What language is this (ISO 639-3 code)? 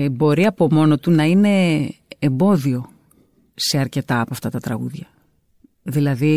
ell